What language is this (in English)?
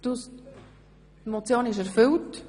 Swiss German